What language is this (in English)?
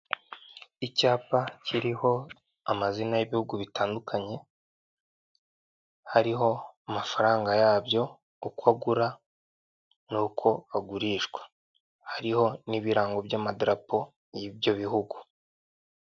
Kinyarwanda